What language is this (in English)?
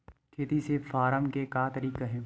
Chhattisgarhi